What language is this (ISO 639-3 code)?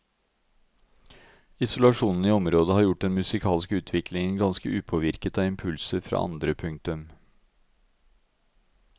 nor